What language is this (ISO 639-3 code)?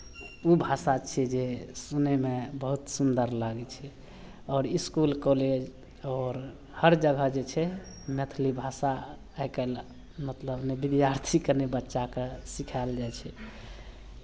mai